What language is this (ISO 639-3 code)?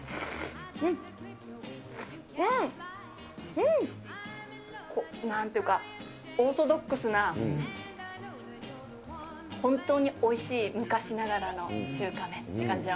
jpn